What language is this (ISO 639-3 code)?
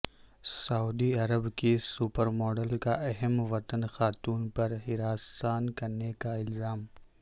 urd